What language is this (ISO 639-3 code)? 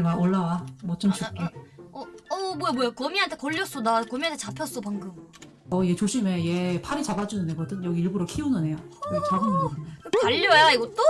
kor